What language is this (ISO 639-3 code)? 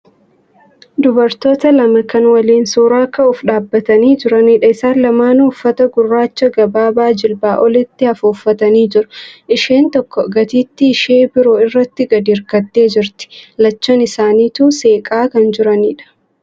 orm